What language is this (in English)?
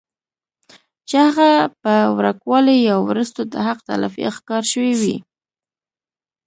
Pashto